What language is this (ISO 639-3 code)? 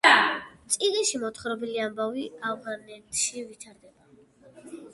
kat